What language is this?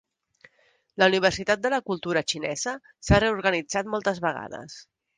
Catalan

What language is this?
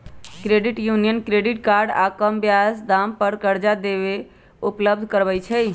Magahi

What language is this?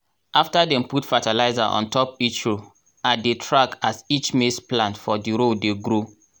Nigerian Pidgin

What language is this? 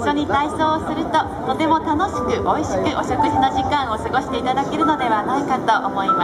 Japanese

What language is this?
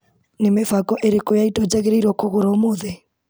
Kikuyu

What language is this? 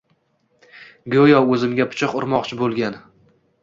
Uzbek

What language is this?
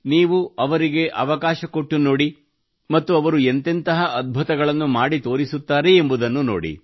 Kannada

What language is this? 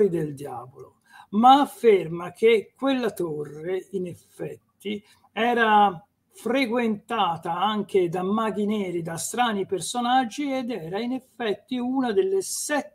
Italian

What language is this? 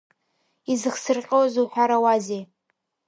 Abkhazian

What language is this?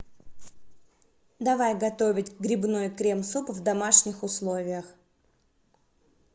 Russian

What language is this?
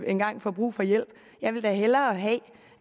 Danish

